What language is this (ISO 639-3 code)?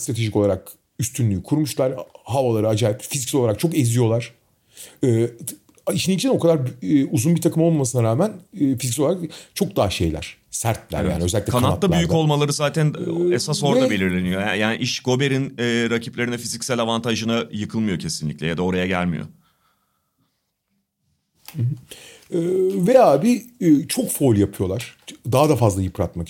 tur